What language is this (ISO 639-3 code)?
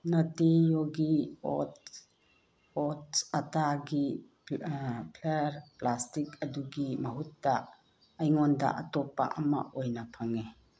mni